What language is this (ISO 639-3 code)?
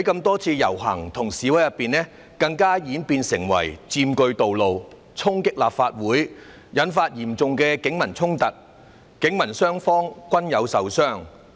yue